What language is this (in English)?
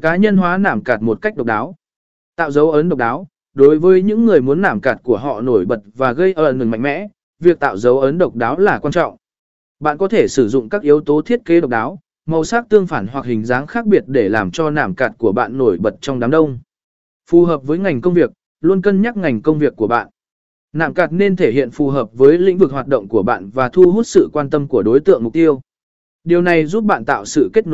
Vietnamese